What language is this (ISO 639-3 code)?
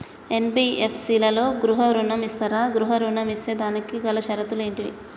tel